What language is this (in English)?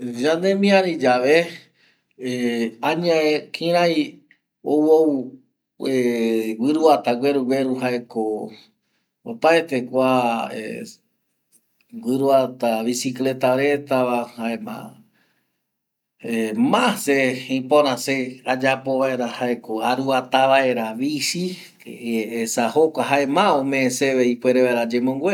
Eastern Bolivian Guaraní